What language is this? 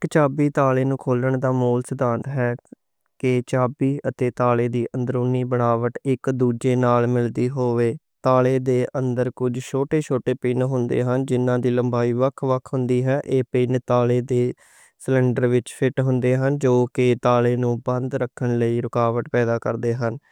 Western Panjabi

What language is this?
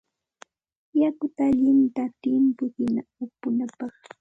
Santa Ana de Tusi Pasco Quechua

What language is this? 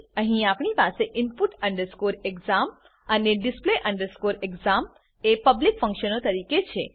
Gujarati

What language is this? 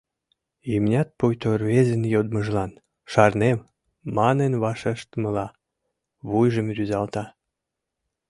Mari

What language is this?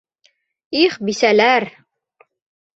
Bashkir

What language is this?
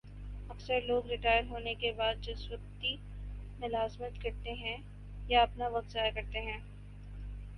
Urdu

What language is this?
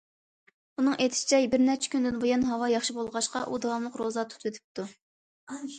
Uyghur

